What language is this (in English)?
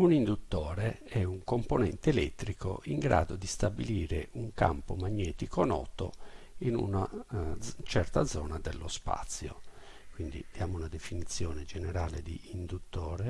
Italian